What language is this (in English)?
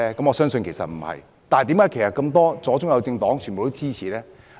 Cantonese